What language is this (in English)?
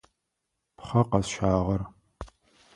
Adyghe